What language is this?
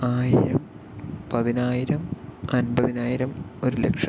Malayalam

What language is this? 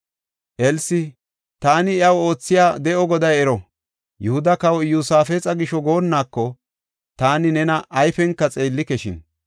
Gofa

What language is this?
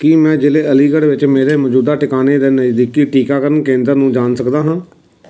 Punjabi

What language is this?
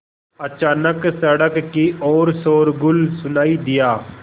Hindi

